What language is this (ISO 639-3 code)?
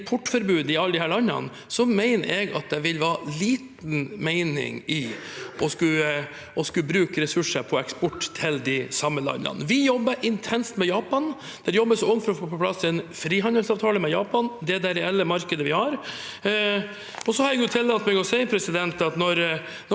nor